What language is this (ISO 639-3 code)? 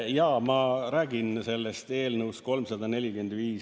est